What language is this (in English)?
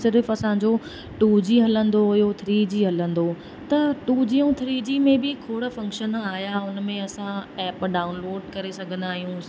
Sindhi